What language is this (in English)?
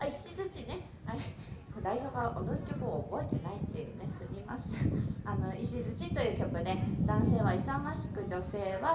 Japanese